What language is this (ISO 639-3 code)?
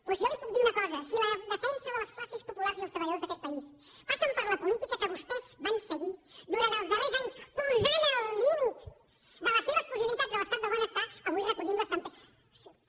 cat